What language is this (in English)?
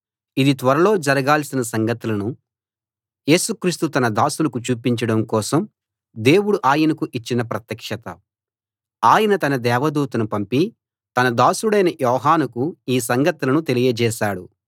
Telugu